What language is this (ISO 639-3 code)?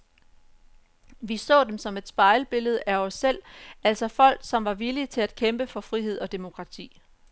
dan